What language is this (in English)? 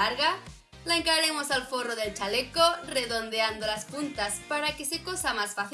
Spanish